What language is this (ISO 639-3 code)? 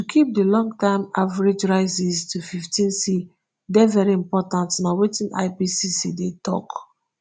pcm